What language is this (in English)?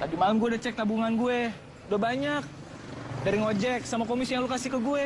Indonesian